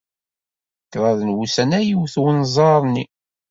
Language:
Kabyle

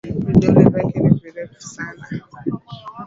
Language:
Swahili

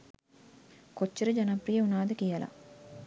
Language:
Sinhala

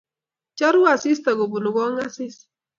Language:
Kalenjin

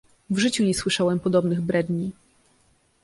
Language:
Polish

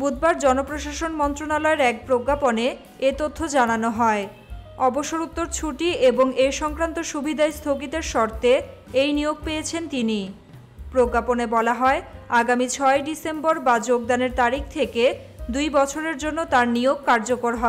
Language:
Romanian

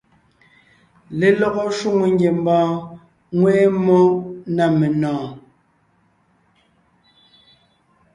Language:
Ngiemboon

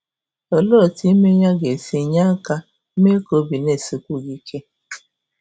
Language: Igbo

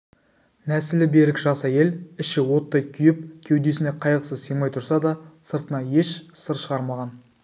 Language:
Kazakh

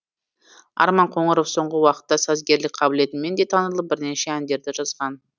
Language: Kazakh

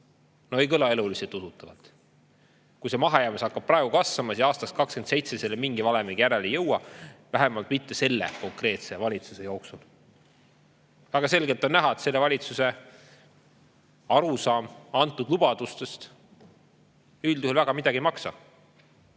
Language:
Estonian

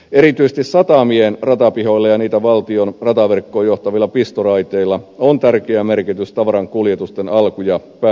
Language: Finnish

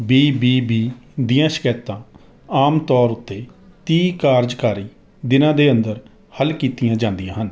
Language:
Punjabi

